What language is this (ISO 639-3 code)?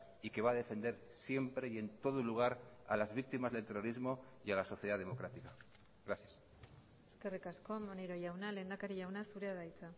spa